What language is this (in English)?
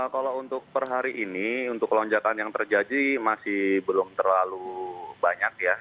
Indonesian